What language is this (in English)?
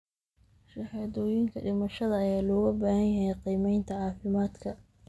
Somali